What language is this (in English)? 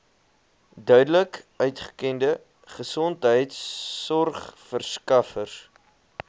Afrikaans